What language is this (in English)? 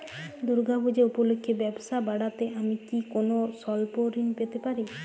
Bangla